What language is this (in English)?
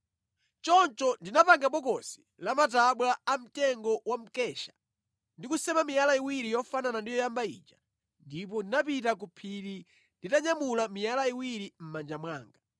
Nyanja